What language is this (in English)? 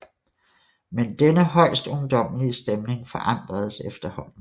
Danish